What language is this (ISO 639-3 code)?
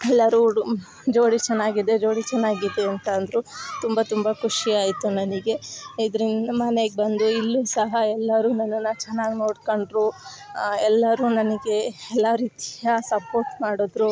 kan